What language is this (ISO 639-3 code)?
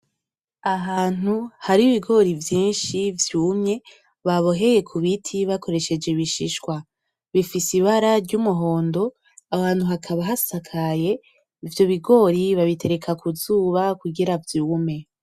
run